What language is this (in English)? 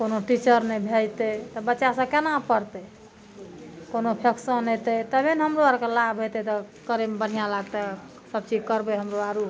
Maithili